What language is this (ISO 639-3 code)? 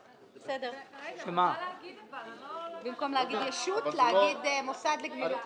heb